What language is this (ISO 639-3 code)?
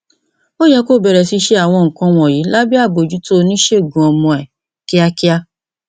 yor